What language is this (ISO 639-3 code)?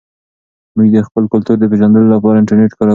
pus